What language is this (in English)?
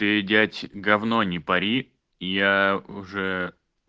Russian